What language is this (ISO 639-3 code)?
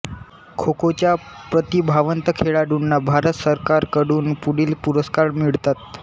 mar